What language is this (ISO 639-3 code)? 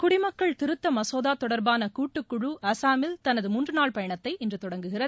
tam